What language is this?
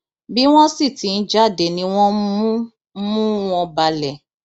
Yoruba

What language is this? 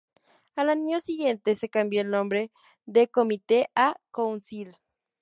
Spanish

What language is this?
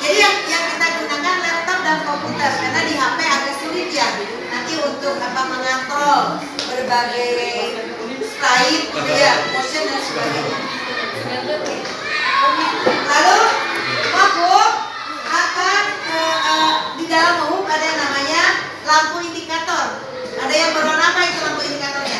Indonesian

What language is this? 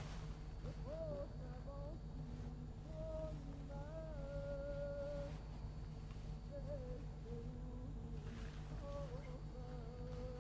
Persian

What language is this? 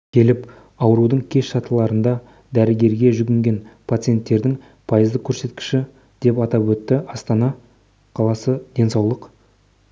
Kazakh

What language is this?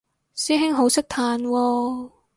Cantonese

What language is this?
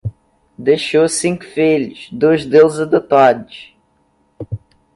Portuguese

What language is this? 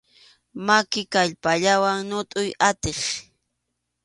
Arequipa-La Unión Quechua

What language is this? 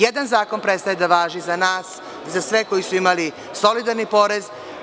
Serbian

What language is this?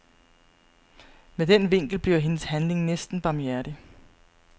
Danish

